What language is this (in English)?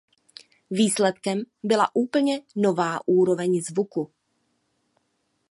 Czech